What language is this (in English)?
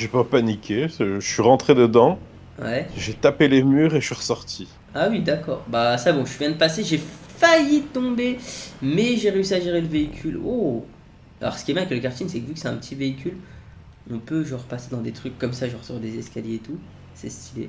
French